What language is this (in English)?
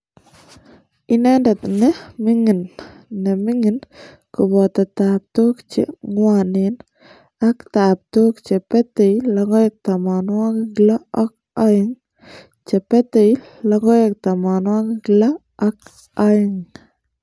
Kalenjin